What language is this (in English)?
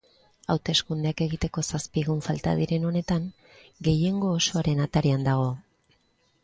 Basque